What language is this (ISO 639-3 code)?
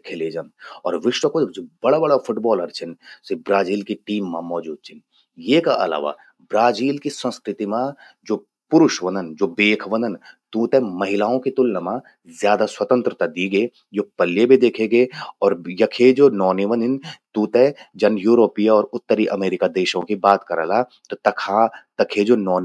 gbm